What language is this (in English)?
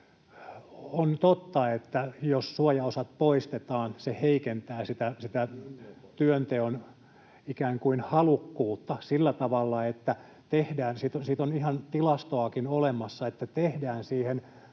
Finnish